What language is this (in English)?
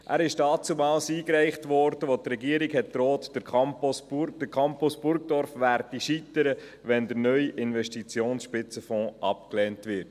Swiss German